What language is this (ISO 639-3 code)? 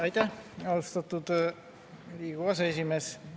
est